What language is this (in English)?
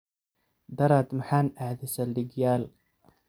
Somali